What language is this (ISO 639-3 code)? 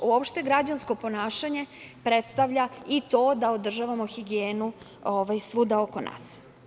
srp